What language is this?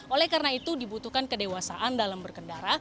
Indonesian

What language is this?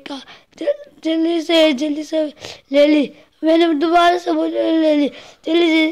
Hindi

